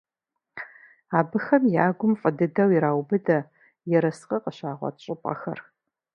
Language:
Kabardian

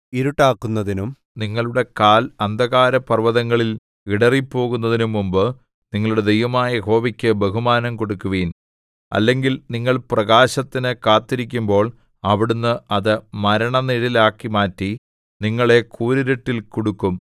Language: Malayalam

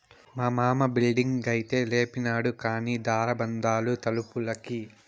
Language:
Telugu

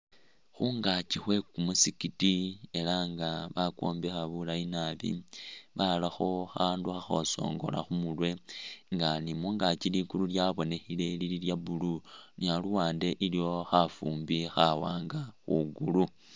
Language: Masaaba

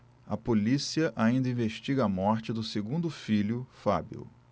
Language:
Portuguese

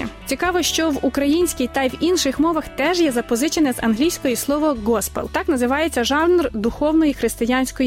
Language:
Ukrainian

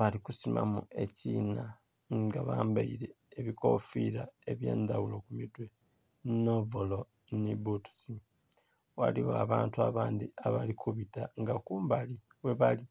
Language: Soga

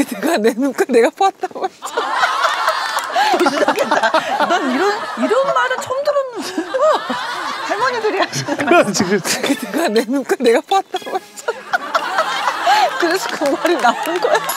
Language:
Korean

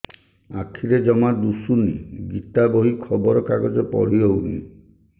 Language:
Odia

